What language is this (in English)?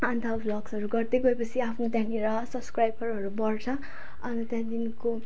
Nepali